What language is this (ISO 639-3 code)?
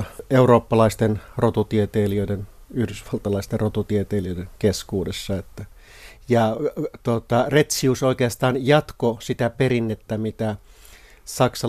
fin